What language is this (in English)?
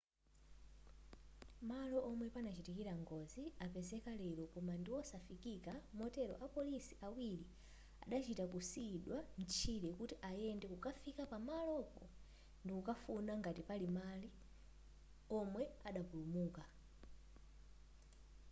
Nyanja